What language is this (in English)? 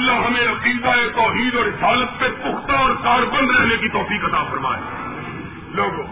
Urdu